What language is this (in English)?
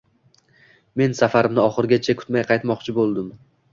Uzbek